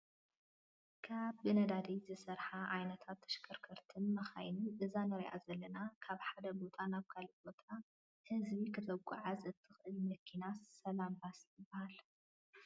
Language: Tigrinya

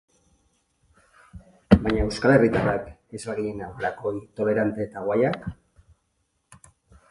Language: Basque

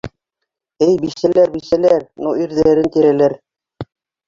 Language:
Bashkir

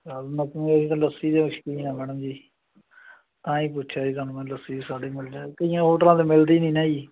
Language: Punjabi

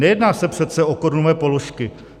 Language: Czech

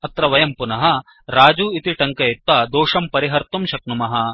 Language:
Sanskrit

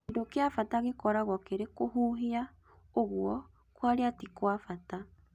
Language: Kikuyu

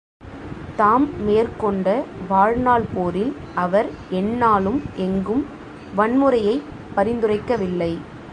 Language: Tamil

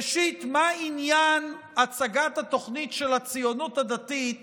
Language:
Hebrew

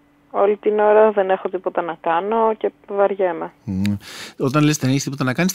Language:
Greek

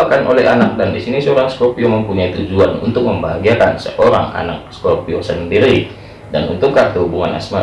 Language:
Indonesian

